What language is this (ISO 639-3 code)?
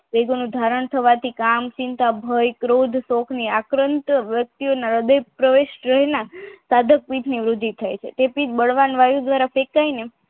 guj